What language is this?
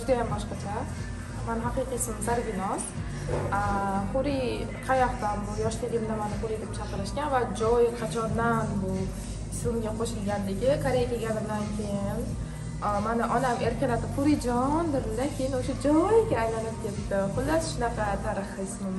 Turkish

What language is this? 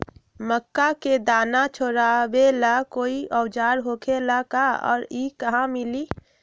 Magahi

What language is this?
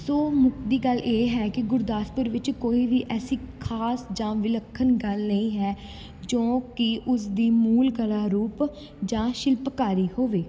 Punjabi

